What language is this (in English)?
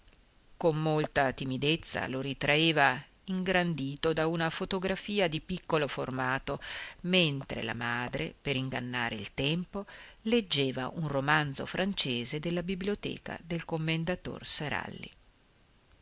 Italian